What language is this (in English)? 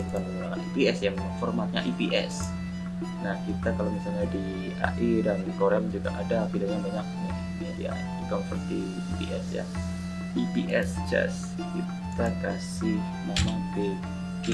Indonesian